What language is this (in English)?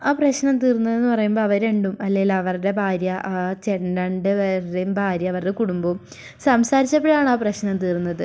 Malayalam